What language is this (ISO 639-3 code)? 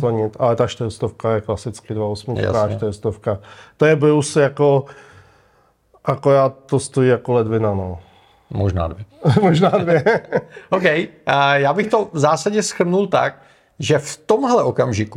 ces